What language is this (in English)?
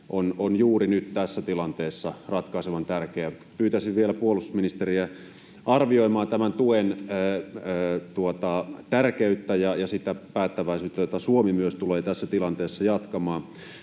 Finnish